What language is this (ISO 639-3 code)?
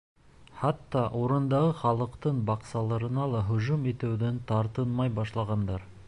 bak